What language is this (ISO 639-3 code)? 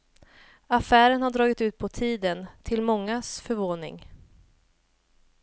swe